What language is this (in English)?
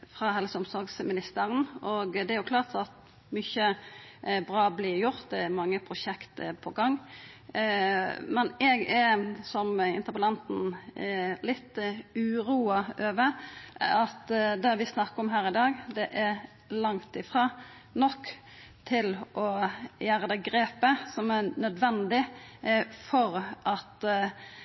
Norwegian Nynorsk